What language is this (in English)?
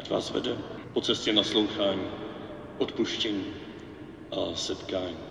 Czech